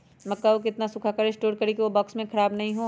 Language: Magahi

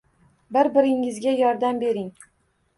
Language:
Uzbek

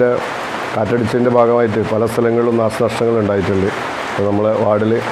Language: Malayalam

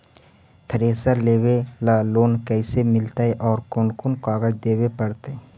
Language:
Magahi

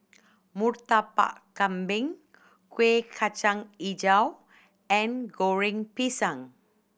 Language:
English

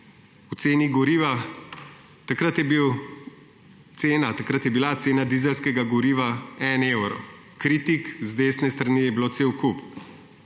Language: Slovenian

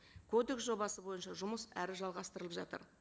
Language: Kazakh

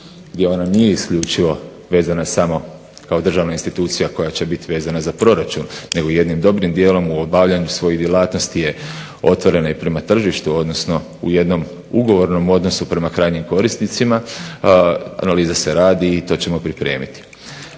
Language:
Croatian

